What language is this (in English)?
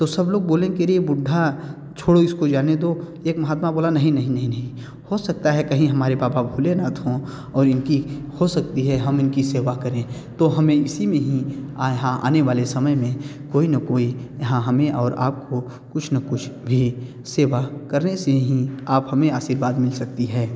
Hindi